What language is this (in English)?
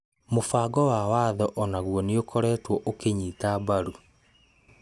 Kikuyu